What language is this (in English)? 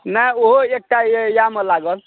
Maithili